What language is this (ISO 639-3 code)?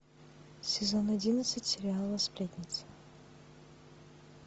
rus